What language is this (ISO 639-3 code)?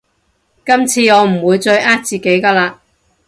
yue